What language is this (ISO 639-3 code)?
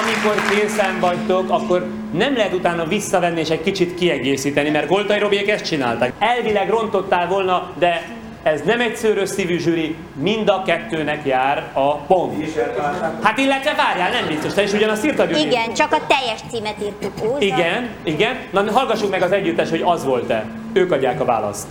hun